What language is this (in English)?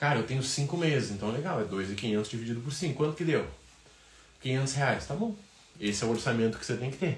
Portuguese